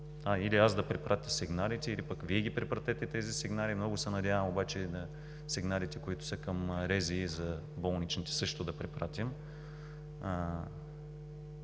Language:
Bulgarian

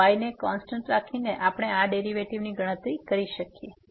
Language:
Gujarati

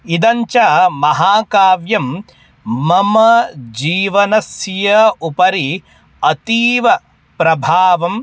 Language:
Sanskrit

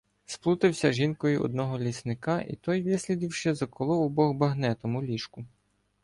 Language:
Ukrainian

